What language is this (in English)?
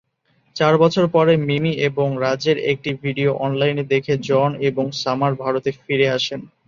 Bangla